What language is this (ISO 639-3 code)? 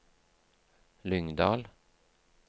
nor